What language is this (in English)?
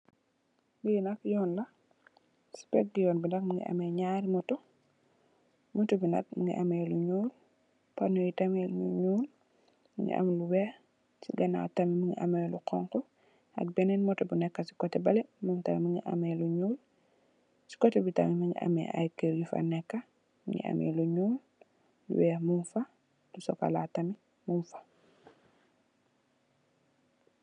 Wolof